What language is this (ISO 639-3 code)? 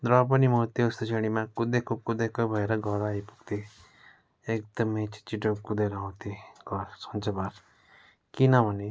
nep